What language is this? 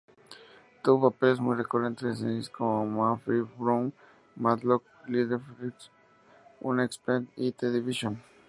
Spanish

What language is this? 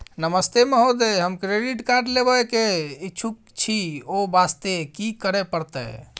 Maithili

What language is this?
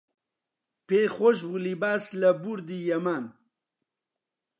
Central Kurdish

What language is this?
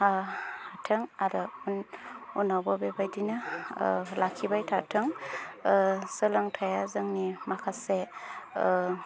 Bodo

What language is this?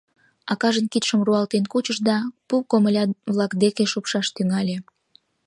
Mari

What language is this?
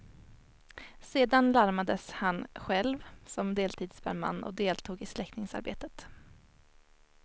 Swedish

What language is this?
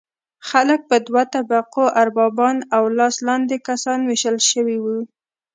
Pashto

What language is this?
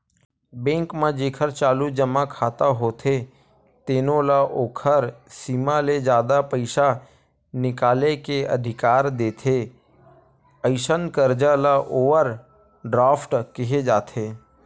Chhattisgarhi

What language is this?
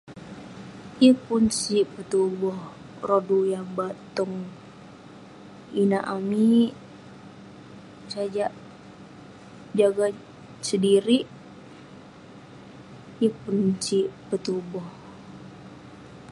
Western Penan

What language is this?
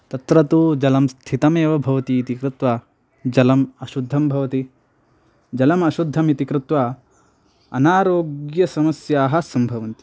Sanskrit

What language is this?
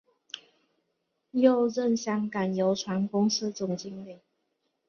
Chinese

